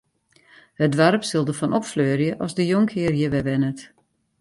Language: Western Frisian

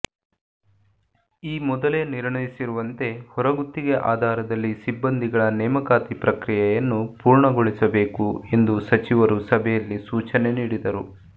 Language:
Kannada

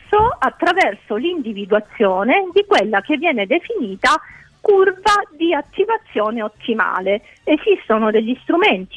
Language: Italian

